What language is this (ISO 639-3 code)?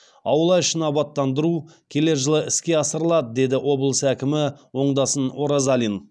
kaz